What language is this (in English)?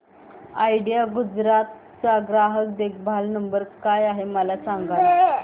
Marathi